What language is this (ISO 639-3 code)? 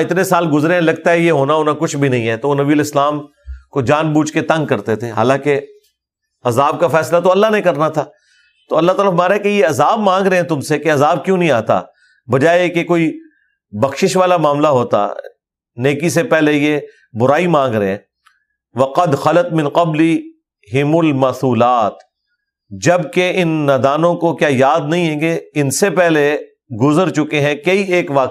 urd